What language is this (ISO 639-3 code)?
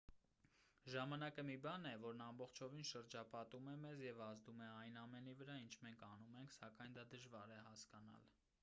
hye